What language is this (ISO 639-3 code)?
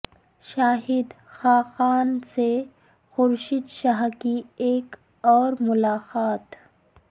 urd